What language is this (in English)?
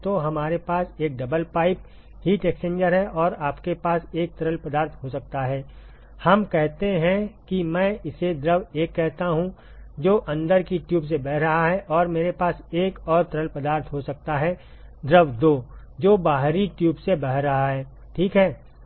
Hindi